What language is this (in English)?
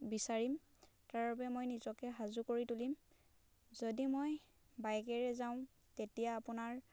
Assamese